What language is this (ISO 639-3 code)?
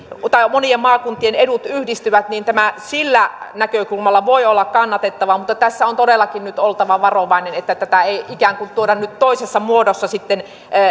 fin